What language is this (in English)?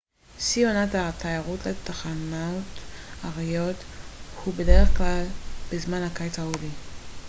Hebrew